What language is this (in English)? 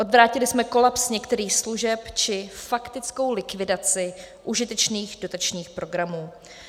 Czech